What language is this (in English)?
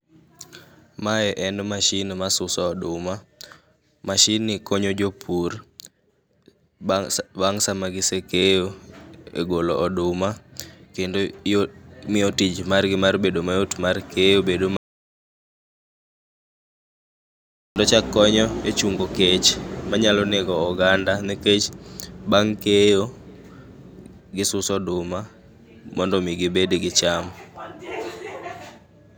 Luo (Kenya and Tanzania)